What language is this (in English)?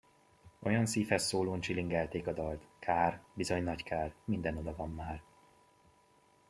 Hungarian